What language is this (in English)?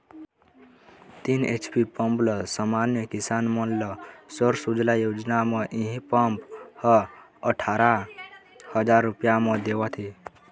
Chhattisgarhi